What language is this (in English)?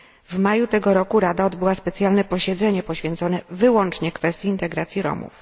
Polish